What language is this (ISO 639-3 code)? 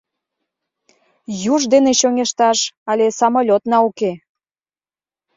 chm